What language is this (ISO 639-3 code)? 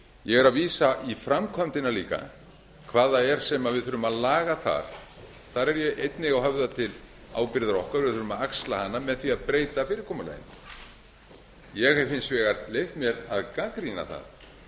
isl